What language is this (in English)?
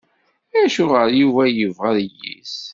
Kabyle